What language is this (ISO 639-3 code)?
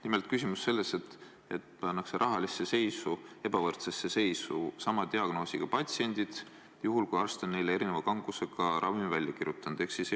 est